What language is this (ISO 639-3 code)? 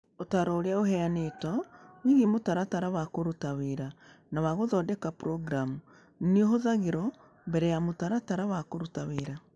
kik